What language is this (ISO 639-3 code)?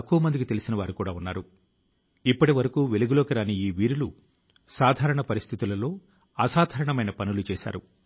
tel